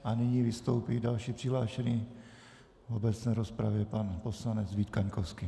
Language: Czech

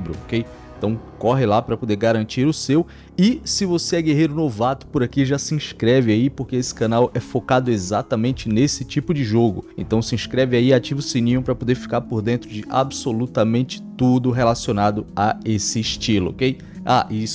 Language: Portuguese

